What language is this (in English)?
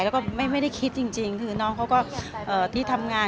Thai